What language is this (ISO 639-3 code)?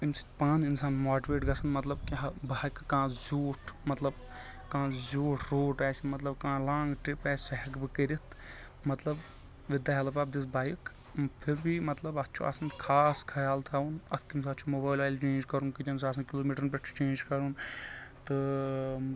kas